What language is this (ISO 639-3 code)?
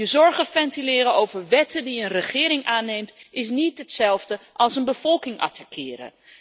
nld